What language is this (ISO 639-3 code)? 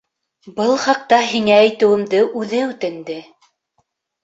bak